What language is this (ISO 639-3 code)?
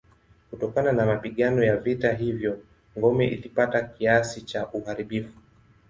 swa